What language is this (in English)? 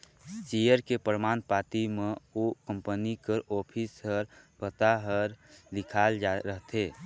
Chhattisgarhi